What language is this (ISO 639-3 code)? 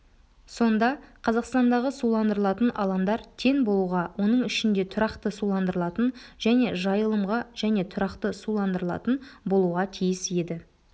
kaz